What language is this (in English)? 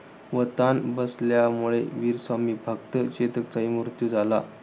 Marathi